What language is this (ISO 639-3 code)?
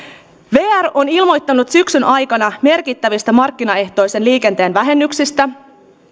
fin